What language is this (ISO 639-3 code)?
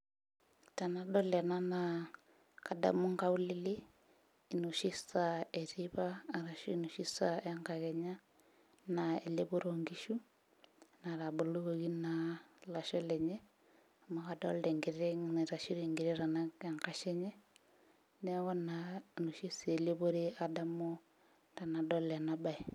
mas